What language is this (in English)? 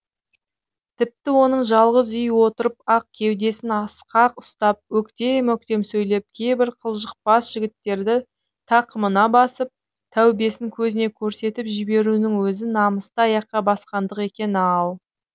Kazakh